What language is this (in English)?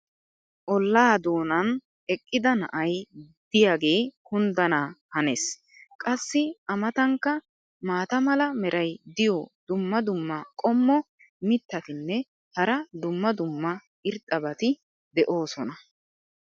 Wolaytta